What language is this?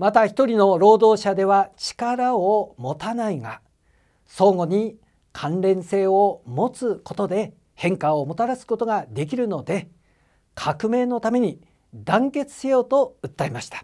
Japanese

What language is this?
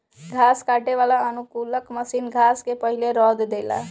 Bhojpuri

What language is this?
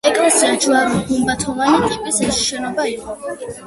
Georgian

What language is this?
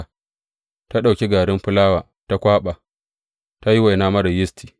Hausa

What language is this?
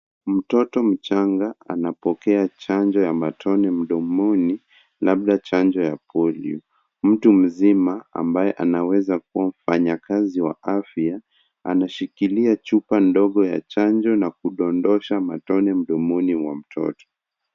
Swahili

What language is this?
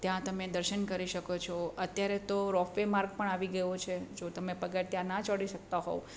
Gujarati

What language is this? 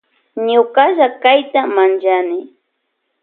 Loja Highland Quichua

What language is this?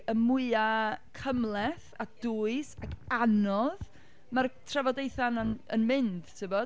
Welsh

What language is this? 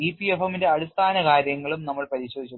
Malayalam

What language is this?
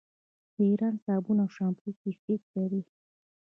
Pashto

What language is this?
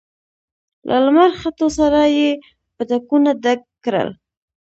Pashto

